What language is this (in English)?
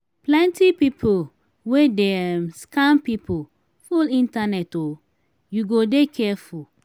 Nigerian Pidgin